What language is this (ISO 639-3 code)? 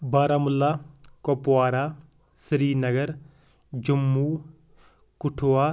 kas